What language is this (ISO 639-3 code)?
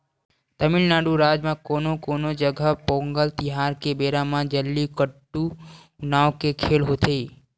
hne